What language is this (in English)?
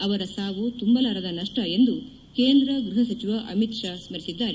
Kannada